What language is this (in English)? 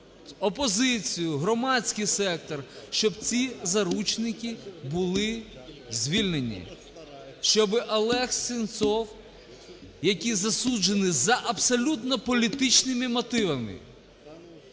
Ukrainian